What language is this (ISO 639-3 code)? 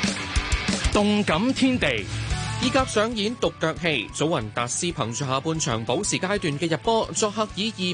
zho